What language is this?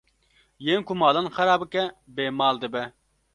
Kurdish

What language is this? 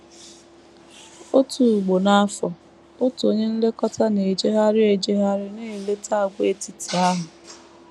Igbo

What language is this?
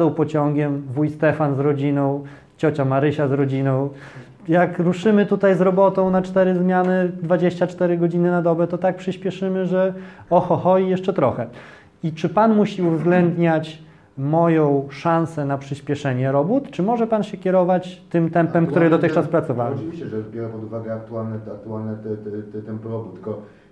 Polish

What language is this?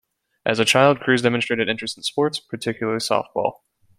English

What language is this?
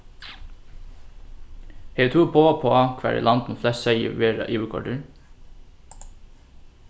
Faroese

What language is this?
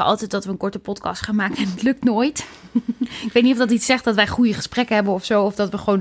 Dutch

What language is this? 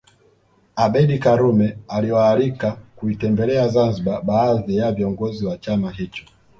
Swahili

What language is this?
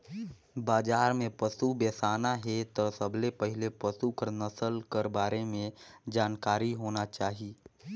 Chhattisgarhi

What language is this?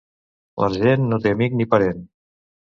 Catalan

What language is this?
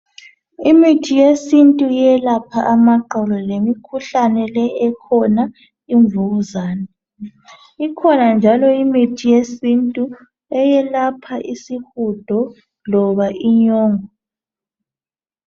North Ndebele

